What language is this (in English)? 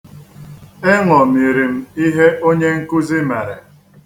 Igbo